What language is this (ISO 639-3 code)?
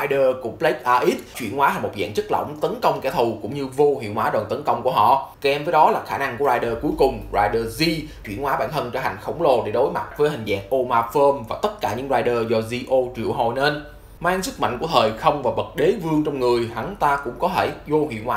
vie